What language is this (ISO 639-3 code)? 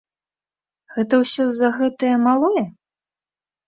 bel